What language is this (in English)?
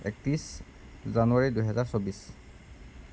Assamese